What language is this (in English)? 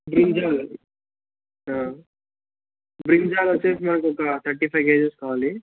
Telugu